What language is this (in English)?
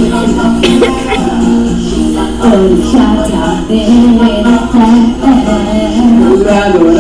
Italian